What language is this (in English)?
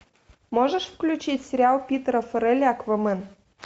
Russian